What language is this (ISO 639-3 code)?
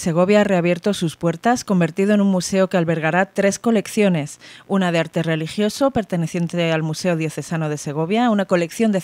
spa